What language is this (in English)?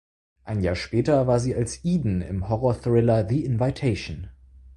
German